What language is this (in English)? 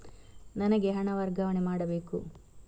Kannada